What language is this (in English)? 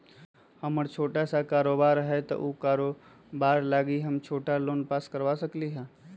Magahi